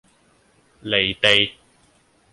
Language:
Cantonese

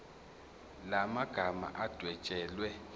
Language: Zulu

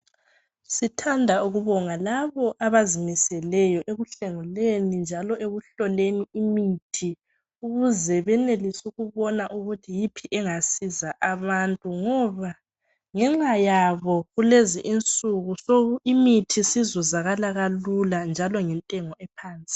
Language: North Ndebele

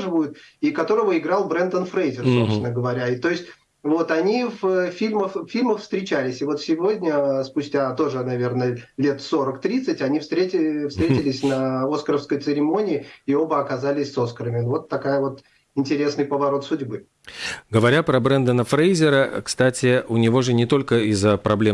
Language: Russian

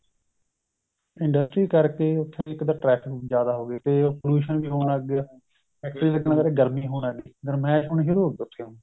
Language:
Punjabi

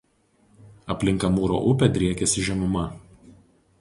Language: Lithuanian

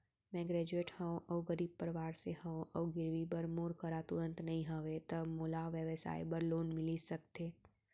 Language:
Chhattisgarhi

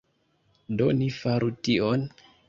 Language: Esperanto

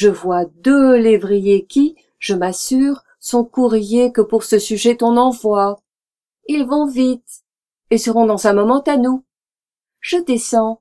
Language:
French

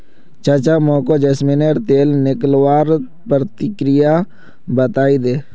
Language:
Magahi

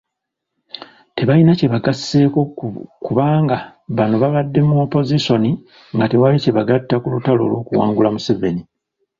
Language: Ganda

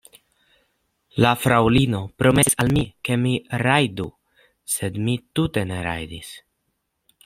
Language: Esperanto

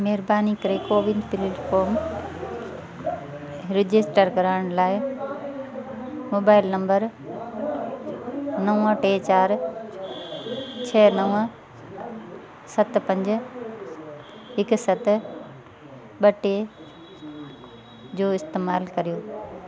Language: Sindhi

